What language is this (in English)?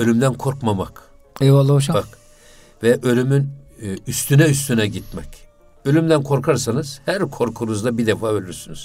Turkish